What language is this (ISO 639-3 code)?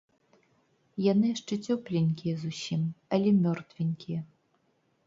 bel